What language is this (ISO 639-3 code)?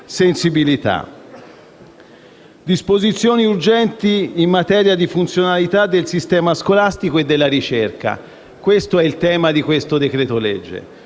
ita